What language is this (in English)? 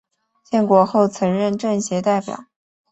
Chinese